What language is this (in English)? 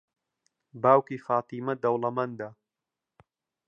Central Kurdish